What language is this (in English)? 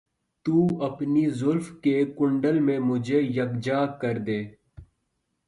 Urdu